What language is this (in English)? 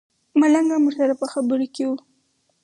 Pashto